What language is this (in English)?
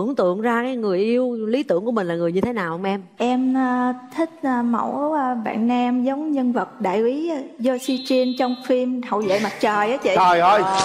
Vietnamese